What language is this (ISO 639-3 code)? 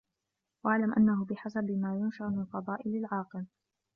ara